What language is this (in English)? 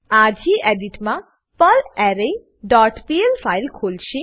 Gujarati